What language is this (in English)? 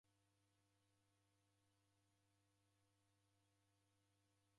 Taita